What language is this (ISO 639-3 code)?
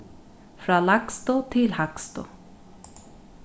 fao